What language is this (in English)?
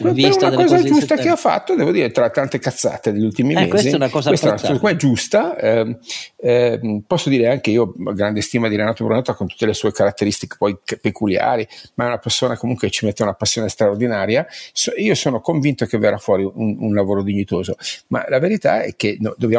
Italian